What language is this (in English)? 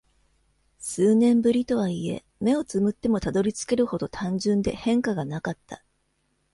Japanese